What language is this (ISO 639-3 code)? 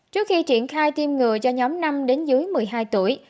vie